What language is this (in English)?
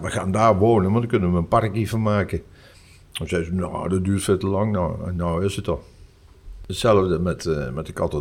Dutch